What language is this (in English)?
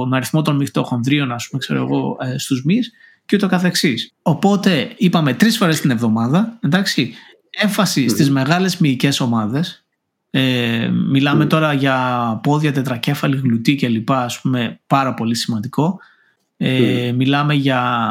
Greek